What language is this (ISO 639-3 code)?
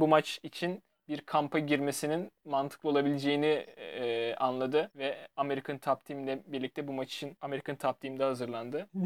tur